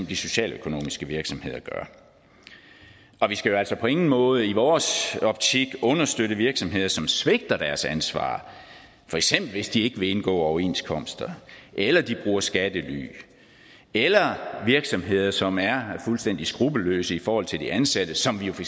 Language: Danish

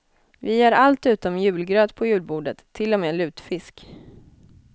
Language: Swedish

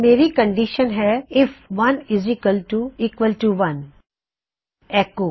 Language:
Punjabi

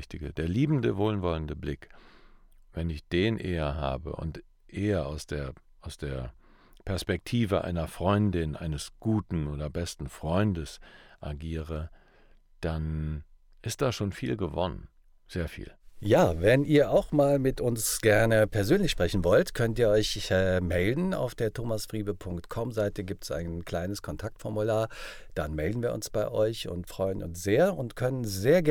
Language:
German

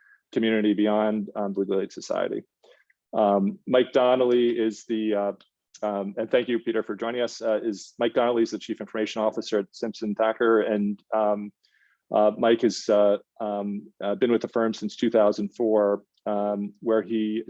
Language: English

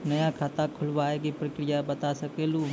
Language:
Maithili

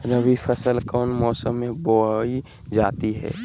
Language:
Magahi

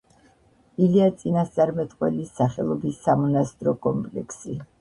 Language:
Georgian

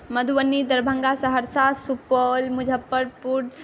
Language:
Maithili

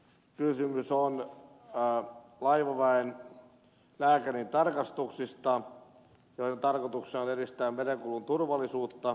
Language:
Finnish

